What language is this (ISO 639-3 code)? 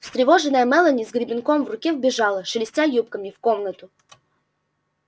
rus